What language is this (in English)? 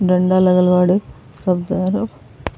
Bhojpuri